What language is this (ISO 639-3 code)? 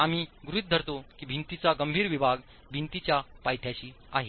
mar